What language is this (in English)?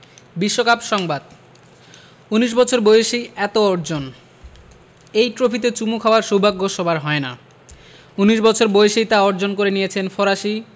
Bangla